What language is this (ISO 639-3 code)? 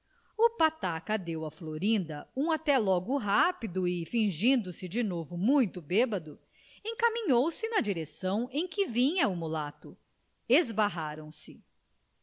por